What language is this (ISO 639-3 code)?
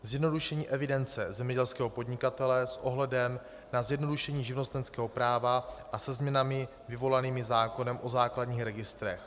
ces